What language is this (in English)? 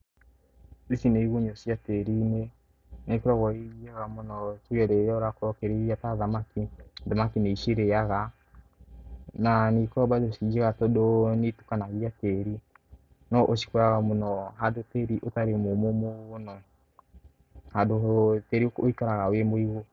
Kikuyu